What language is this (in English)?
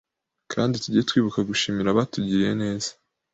Kinyarwanda